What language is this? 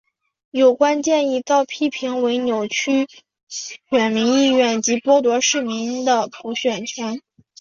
Chinese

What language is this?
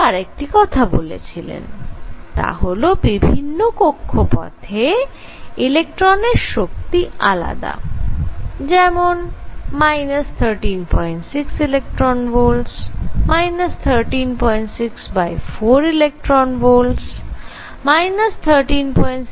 Bangla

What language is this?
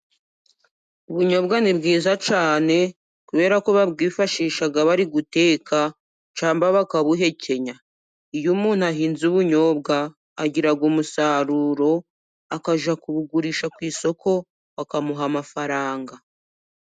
Kinyarwanda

